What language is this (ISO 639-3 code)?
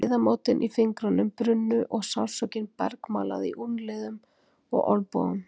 isl